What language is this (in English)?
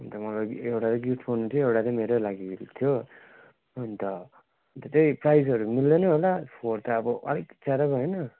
Nepali